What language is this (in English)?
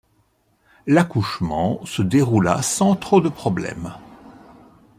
French